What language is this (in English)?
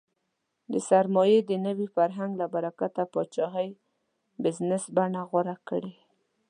Pashto